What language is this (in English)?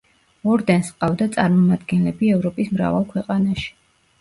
Georgian